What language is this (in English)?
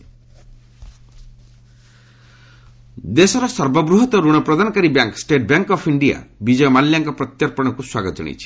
Odia